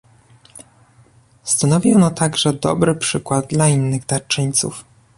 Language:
Polish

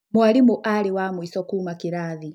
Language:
Kikuyu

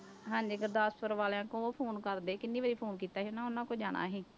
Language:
Punjabi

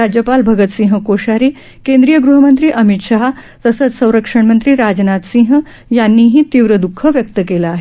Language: Marathi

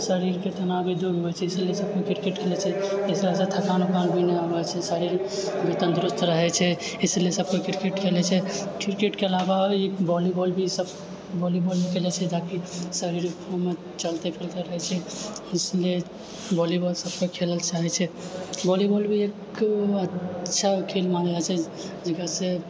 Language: Maithili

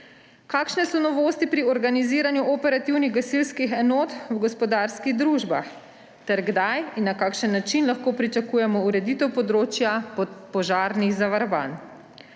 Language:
Slovenian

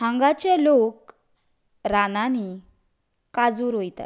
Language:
Konkani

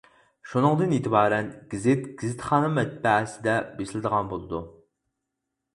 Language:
Uyghur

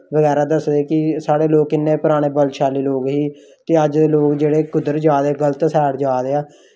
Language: Dogri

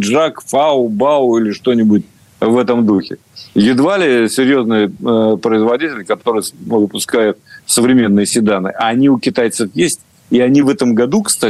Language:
Russian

